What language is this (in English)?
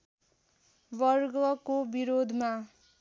Nepali